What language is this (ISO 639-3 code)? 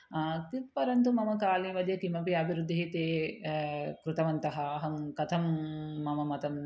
san